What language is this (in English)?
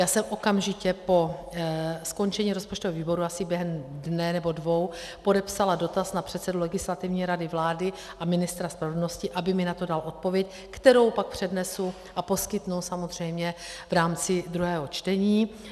Czech